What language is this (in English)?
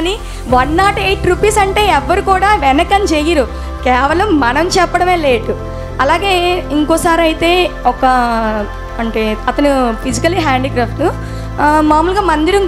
Telugu